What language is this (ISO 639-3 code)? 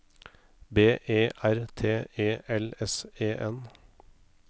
nor